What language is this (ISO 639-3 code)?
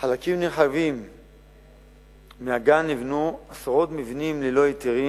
heb